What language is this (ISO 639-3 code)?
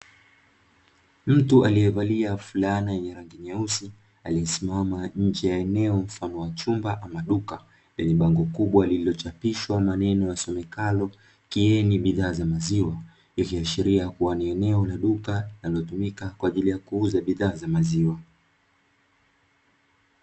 swa